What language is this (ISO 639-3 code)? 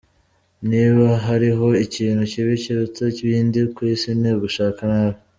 kin